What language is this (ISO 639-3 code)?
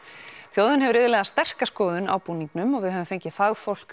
isl